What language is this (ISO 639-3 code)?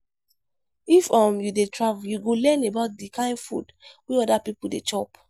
pcm